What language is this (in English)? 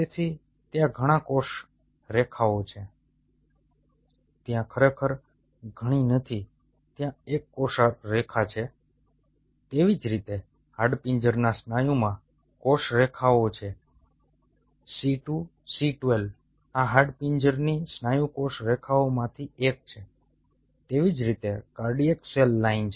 Gujarati